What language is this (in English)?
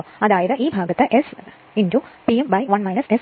Malayalam